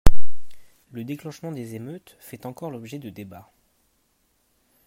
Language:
French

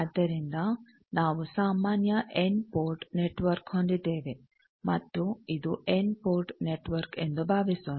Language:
Kannada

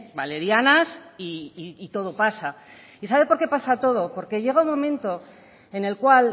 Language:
Spanish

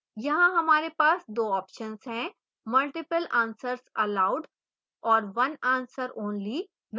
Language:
Hindi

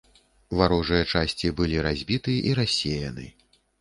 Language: Belarusian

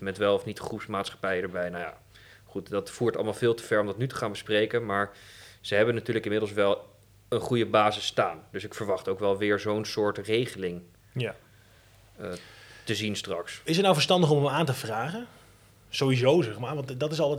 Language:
Dutch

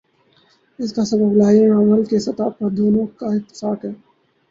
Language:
Urdu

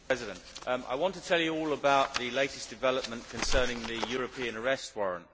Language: English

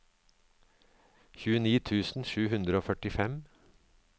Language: Norwegian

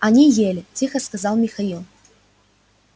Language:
Russian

